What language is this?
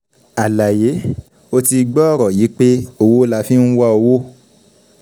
Yoruba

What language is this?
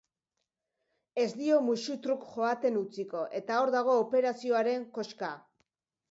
Basque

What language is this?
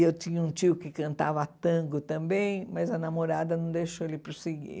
Portuguese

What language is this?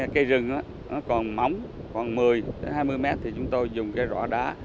Vietnamese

